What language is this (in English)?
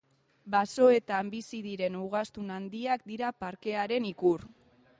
Basque